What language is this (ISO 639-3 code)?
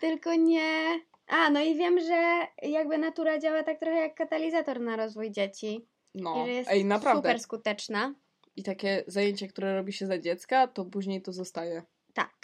pol